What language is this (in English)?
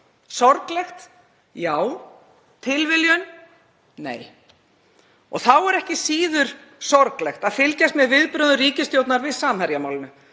Icelandic